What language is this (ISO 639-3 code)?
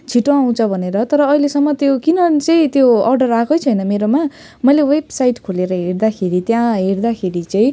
nep